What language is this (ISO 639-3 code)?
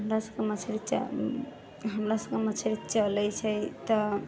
mai